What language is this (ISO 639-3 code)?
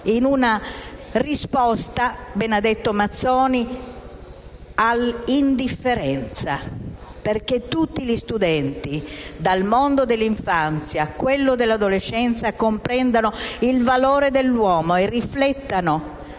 ita